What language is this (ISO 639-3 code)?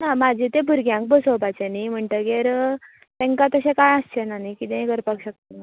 kok